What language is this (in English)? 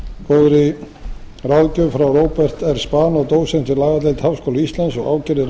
Icelandic